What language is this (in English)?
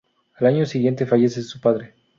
Spanish